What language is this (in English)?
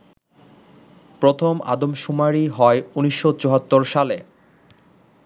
Bangla